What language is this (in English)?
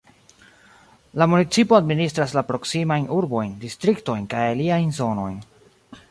Esperanto